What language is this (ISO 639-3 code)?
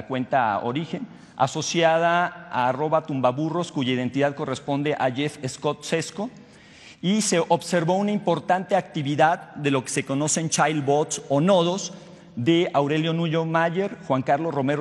spa